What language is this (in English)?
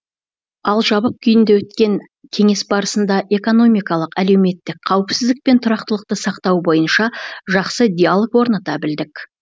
Kazakh